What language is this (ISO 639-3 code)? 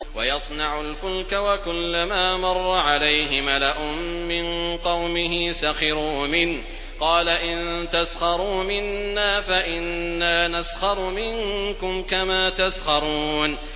ara